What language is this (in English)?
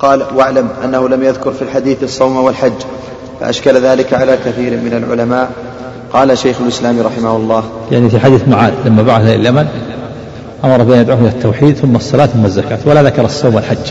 Arabic